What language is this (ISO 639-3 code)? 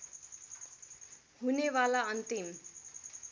nep